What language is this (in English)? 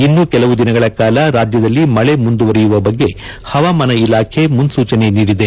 Kannada